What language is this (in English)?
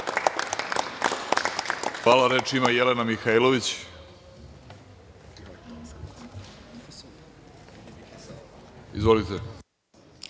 Serbian